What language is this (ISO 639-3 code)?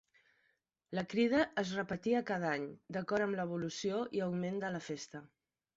cat